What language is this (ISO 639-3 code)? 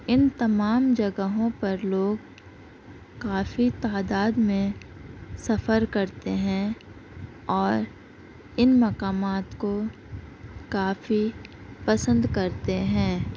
urd